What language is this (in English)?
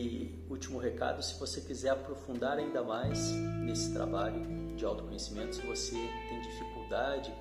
Portuguese